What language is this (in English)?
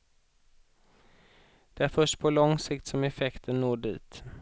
Swedish